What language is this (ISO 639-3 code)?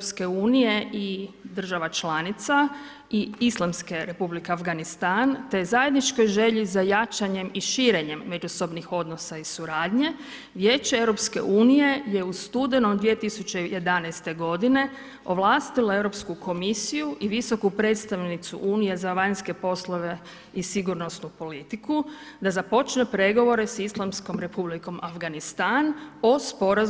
hrv